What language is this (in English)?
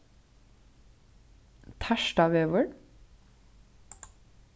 Faroese